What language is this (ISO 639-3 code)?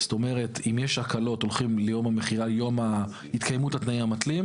heb